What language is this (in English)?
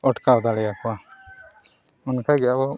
Santali